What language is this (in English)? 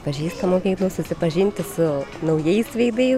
Lithuanian